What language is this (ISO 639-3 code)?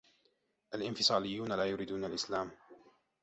ara